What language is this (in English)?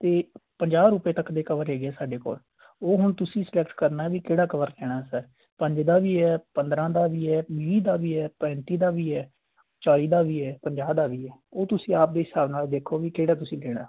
Punjabi